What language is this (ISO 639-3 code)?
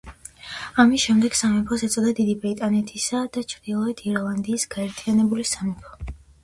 kat